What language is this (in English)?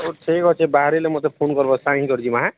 Odia